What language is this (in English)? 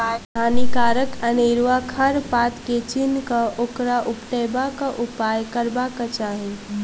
Maithili